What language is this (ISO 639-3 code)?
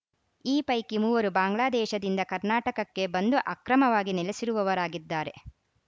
kan